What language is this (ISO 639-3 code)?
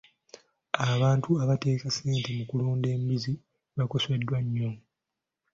lug